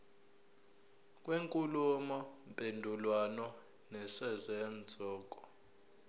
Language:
Zulu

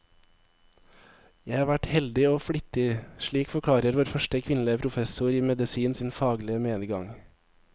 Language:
Norwegian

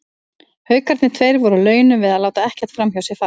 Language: Icelandic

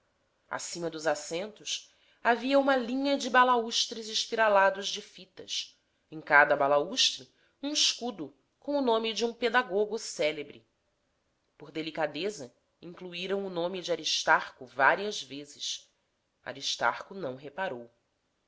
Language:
Portuguese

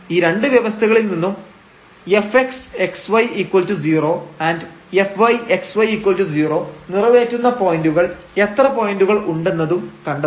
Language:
Malayalam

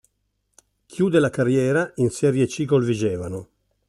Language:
Italian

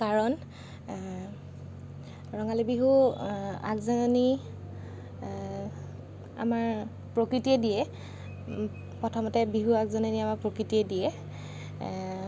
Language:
Assamese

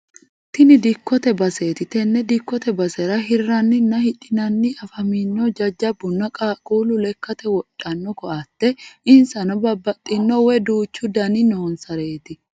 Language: Sidamo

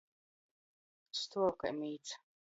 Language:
Latgalian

